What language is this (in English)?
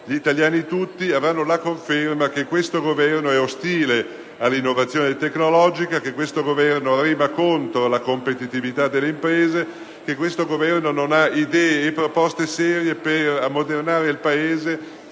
Italian